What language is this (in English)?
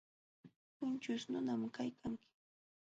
Jauja Wanca Quechua